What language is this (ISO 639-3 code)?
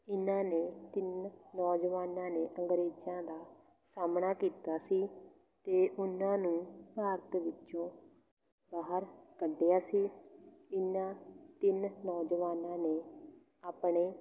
pan